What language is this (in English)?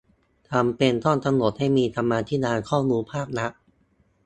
Thai